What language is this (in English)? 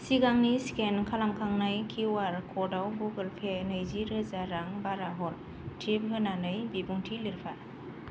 Bodo